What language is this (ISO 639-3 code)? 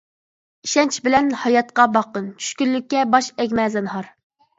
uig